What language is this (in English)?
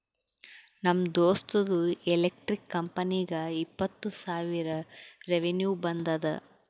Kannada